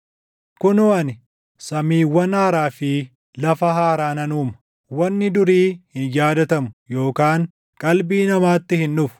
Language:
Oromo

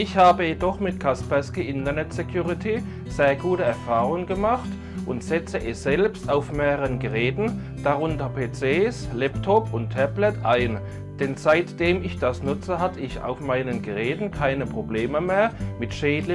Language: German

